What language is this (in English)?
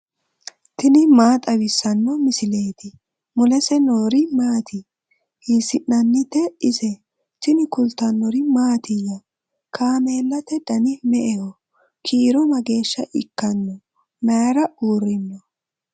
Sidamo